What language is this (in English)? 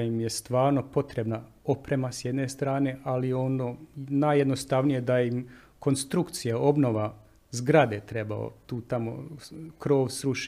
Croatian